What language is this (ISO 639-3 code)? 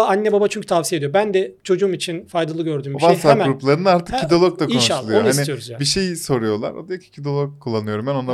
tur